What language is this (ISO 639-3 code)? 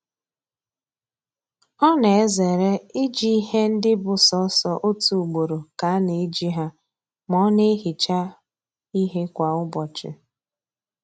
ibo